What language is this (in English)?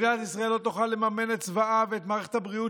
Hebrew